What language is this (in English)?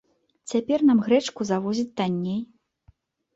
Belarusian